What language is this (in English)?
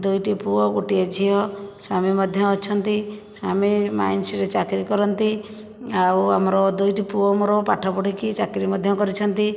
Odia